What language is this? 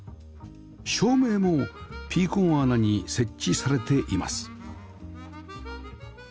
Japanese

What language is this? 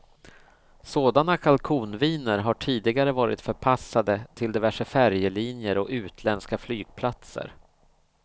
Swedish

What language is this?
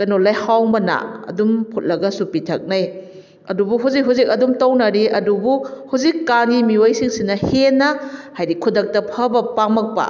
Manipuri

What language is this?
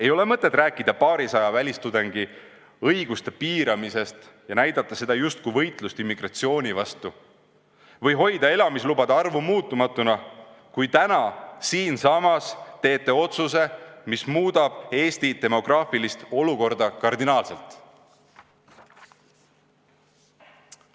Estonian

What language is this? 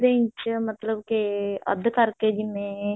Punjabi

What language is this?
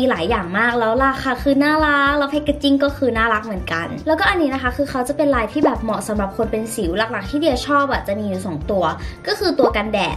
Thai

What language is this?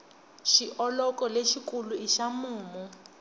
Tsonga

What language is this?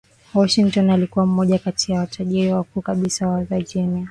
Swahili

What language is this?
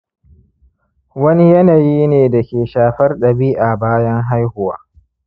Hausa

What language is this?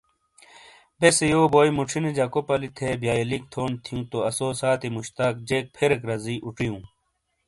Shina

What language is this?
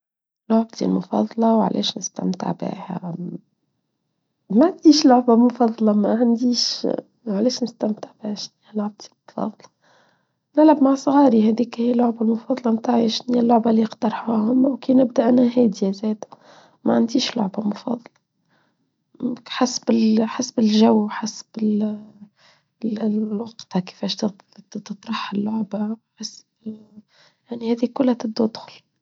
Tunisian Arabic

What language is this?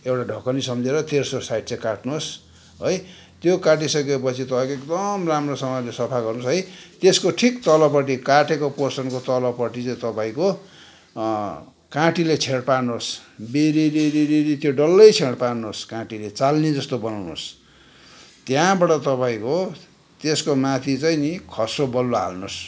Nepali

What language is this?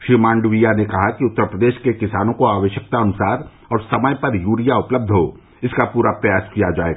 Hindi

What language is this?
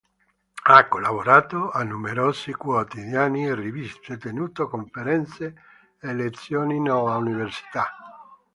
Italian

